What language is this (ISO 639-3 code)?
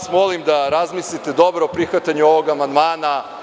srp